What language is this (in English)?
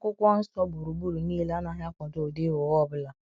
Igbo